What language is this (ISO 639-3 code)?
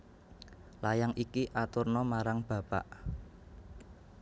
jav